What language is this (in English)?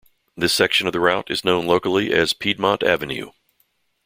English